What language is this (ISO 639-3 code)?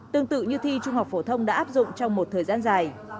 vie